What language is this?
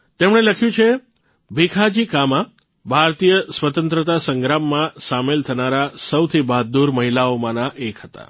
Gujarati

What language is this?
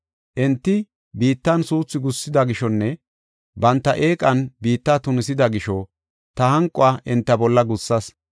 Gofa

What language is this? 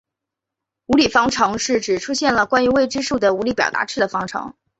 Chinese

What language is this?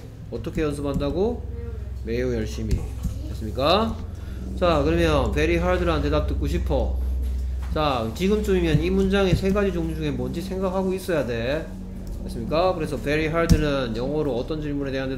Korean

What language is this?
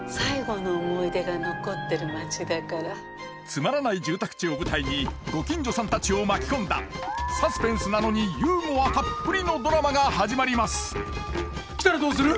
Japanese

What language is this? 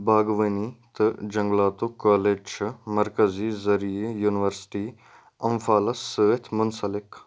Kashmiri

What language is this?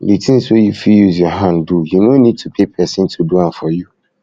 Nigerian Pidgin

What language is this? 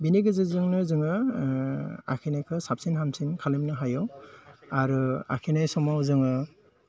Bodo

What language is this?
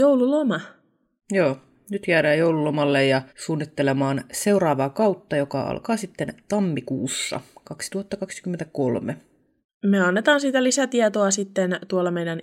Finnish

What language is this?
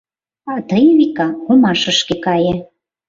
Mari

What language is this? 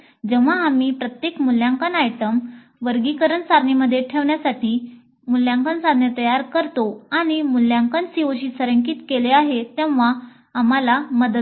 Marathi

